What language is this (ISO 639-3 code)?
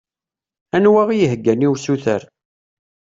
kab